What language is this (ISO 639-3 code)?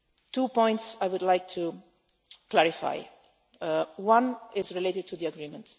eng